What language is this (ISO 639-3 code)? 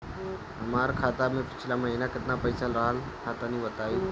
bho